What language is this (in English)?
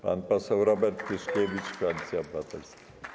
Polish